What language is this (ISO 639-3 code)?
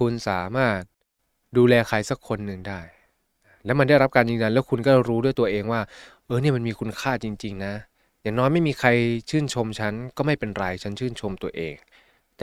tha